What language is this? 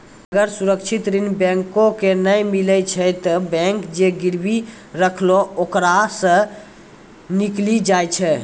Maithili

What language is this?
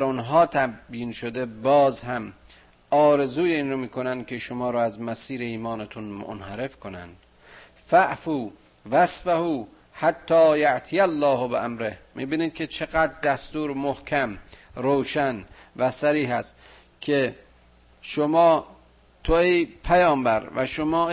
Persian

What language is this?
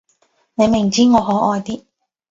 Cantonese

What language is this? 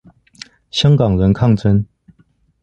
Chinese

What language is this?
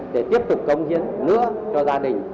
Vietnamese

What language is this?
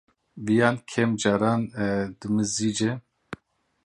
Kurdish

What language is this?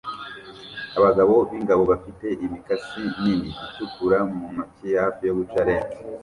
Kinyarwanda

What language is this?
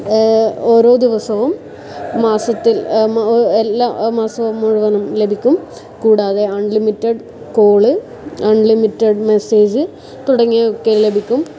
Malayalam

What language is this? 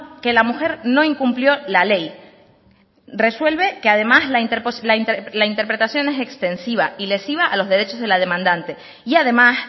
Spanish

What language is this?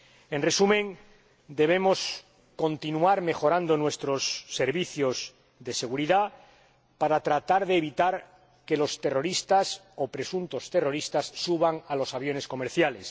Spanish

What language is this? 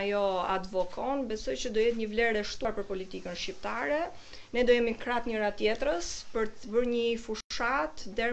Romanian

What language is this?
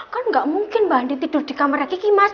Indonesian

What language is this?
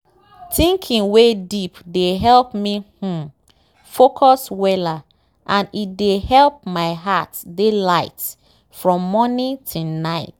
Nigerian Pidgin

